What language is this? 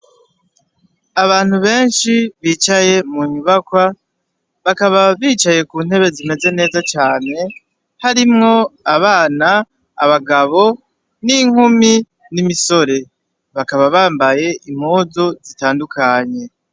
Rundi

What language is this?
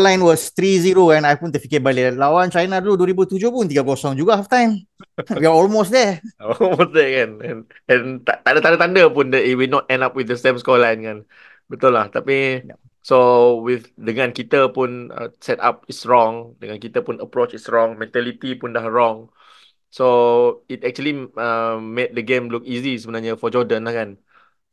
Malay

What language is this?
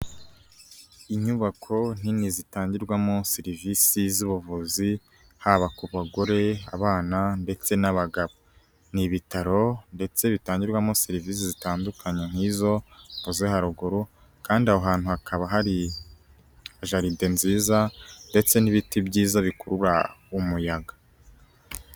Kinyarwanda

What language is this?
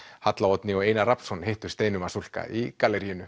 Icelandic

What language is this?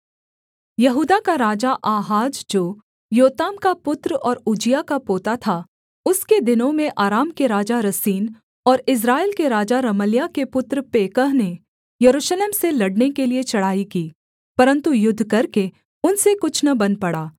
Hindi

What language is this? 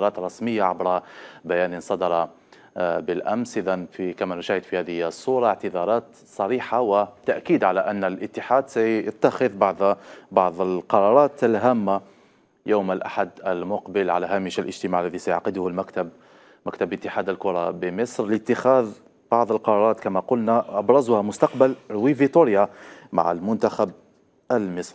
Arabic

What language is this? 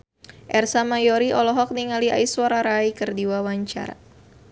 Sundanese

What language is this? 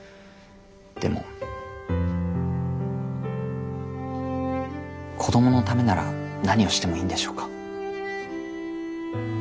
Japanese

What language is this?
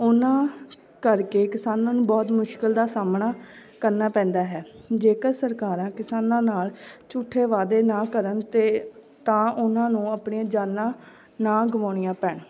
Punjabi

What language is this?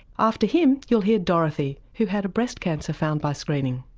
English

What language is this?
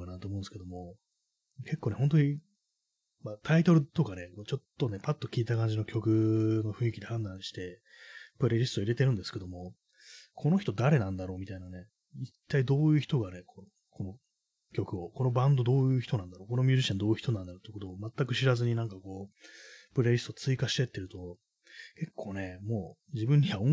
Japanese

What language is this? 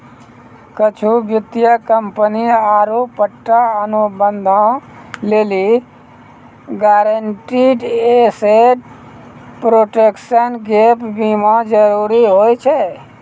Maithili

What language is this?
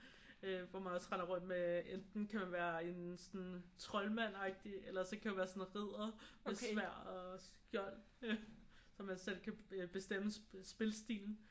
Danish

